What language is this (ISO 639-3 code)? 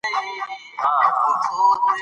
pus